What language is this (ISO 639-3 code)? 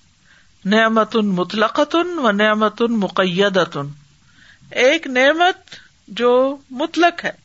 urd